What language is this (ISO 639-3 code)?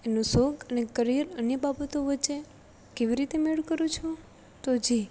guj